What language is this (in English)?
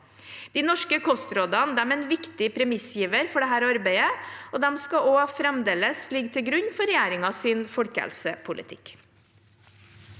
Norwegian